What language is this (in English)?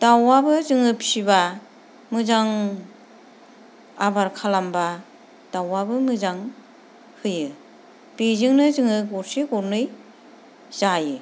Bodo